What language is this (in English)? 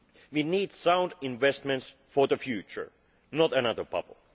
English